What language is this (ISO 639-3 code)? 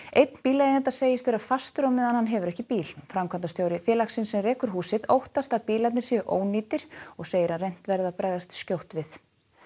isl